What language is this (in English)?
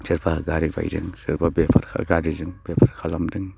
Bodo